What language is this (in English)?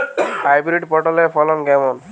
Bangla